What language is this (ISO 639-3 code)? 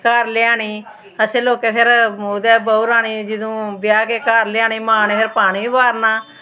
doi